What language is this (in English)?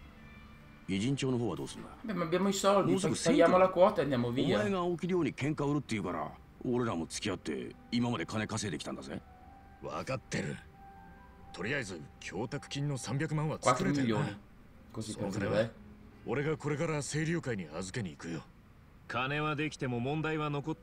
Italian